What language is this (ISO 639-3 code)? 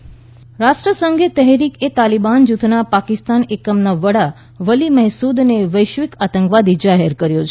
guj